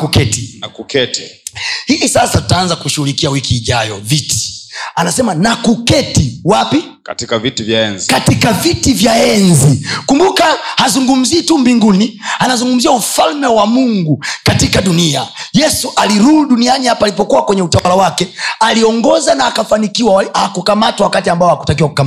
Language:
Swahili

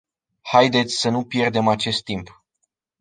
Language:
Romanian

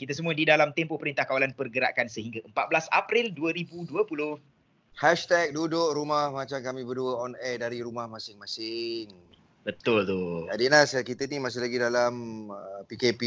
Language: Malay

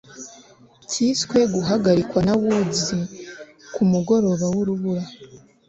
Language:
Kinyarwanda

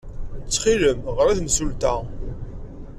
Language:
Kabyle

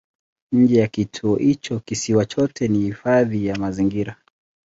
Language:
Swahili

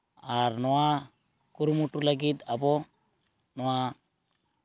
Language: Santali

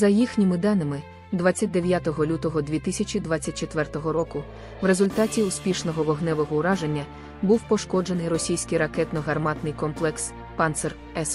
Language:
Ukrainian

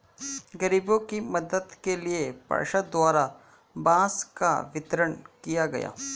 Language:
Hindi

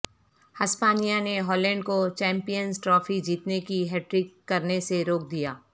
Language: Urdu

